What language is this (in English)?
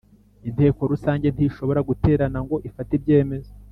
Kinyarwanda